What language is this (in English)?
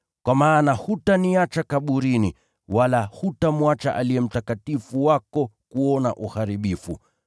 Swahili